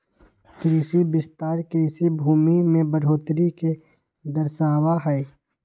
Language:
Magahi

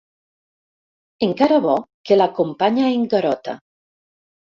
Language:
Catalan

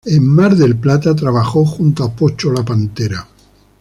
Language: Spanish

